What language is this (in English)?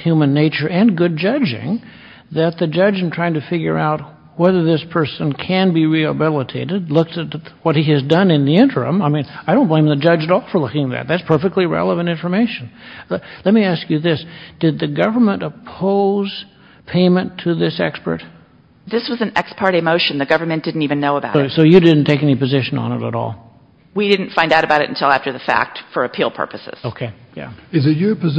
English